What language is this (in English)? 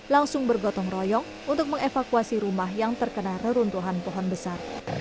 Indonesian